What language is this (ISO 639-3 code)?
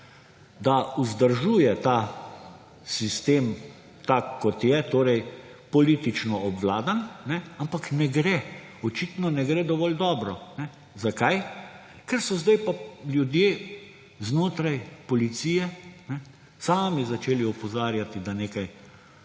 slv